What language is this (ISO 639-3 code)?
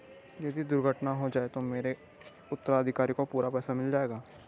hin